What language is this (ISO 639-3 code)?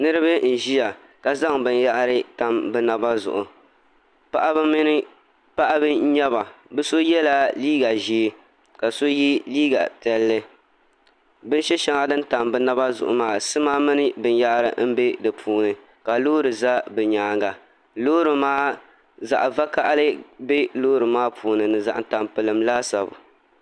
dag